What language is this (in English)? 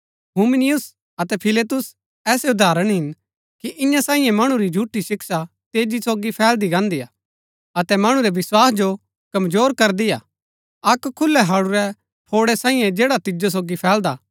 Gaddi